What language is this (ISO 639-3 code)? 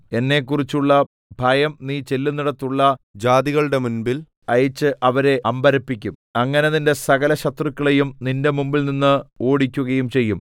mal